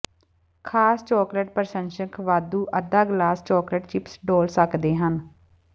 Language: Punjabi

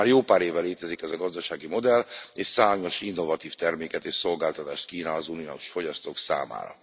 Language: Hungarian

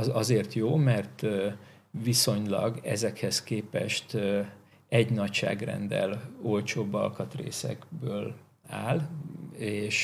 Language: Hungarian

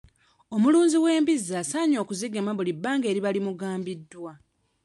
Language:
Ganda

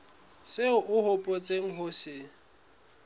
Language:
Southern Sotho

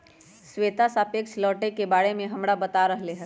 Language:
Magahi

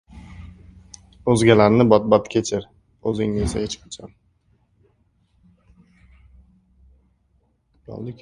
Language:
Uzbek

